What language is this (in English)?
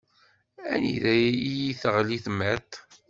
Kabyle